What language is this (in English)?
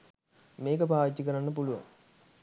Sinhala